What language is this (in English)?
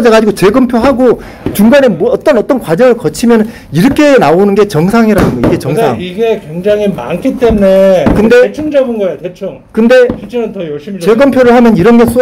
Korean